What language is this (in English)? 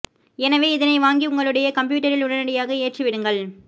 Tamil